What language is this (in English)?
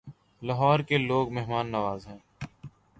Urdu